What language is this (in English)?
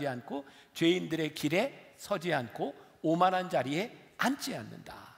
Korean